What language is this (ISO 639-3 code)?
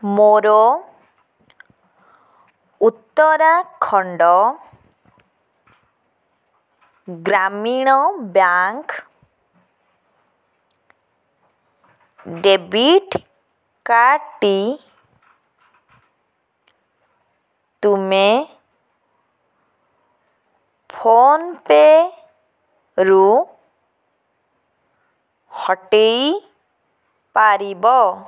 ori